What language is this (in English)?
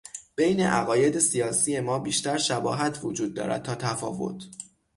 Persian